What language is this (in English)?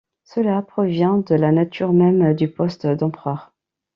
French